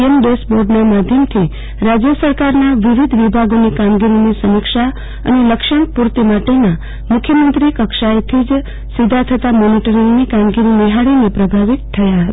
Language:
Gujarati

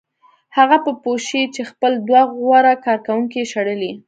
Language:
Pashto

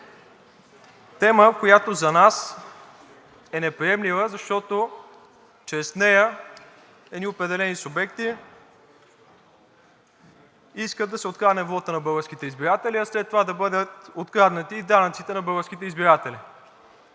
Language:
Bulgarian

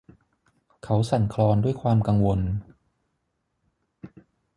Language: Thai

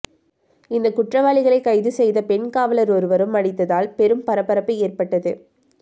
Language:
Tamil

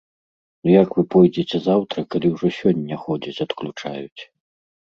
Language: Belarusian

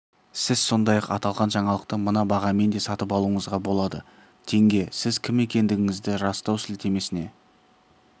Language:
Kazakh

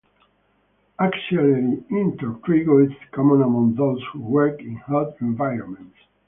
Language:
English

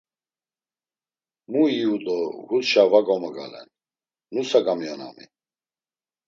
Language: Laz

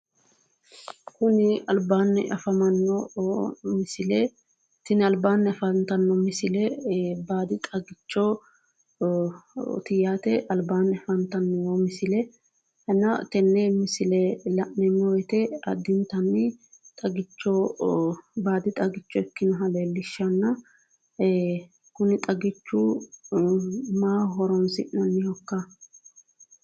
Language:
Sidamo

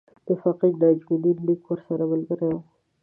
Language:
Pashto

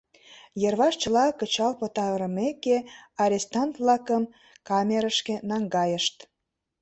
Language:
Mari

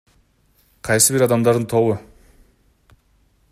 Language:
Kyrgyz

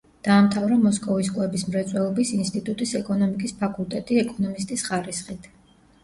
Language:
Georgian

